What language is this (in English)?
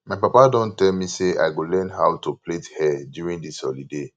Nigerian Pidgin